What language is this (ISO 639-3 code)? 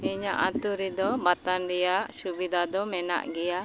sat